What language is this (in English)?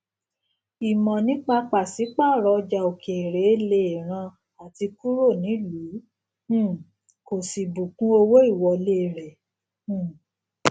Yoruba